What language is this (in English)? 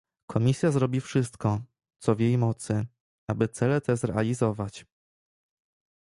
Polish